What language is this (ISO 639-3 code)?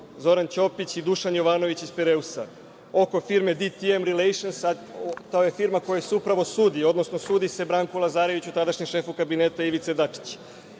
srp